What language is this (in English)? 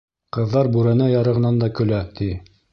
Bashkir